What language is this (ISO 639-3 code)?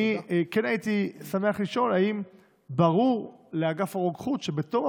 heb